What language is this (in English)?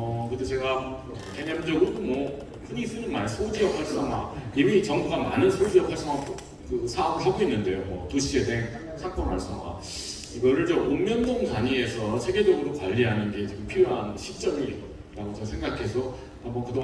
Korean